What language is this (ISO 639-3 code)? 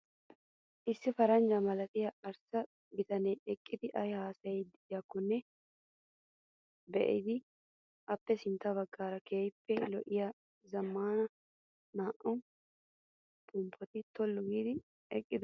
wal